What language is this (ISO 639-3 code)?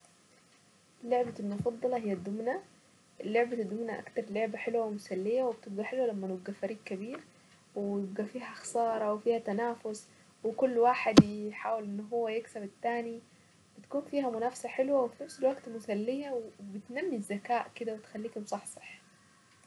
aec